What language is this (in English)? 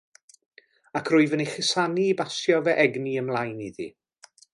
Welsh